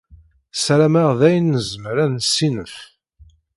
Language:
Kabyle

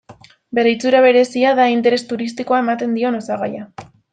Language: Basque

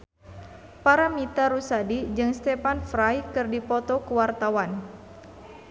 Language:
Sundanese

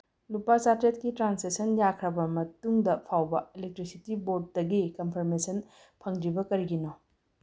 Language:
Manipuri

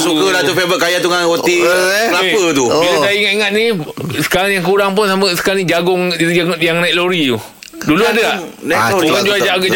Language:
Malay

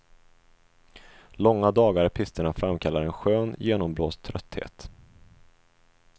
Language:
Swedish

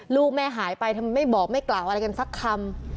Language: Thai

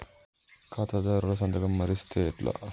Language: Telugu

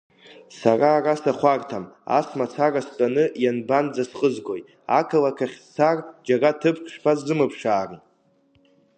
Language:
Abkhazian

